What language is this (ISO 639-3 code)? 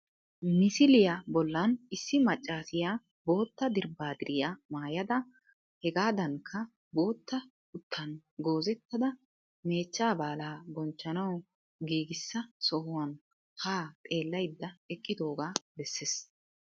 wal